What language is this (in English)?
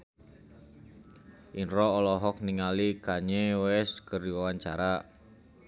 Sundanese